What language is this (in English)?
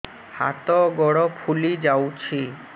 Odia